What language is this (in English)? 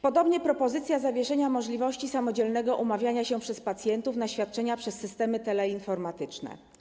Polish